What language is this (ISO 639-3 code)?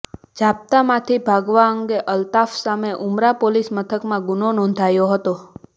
guj